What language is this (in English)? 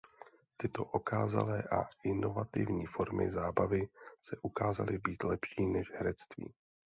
Czech